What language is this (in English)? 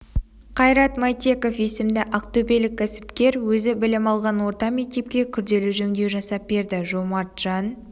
Kazakh